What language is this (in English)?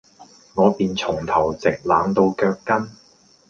Cantonese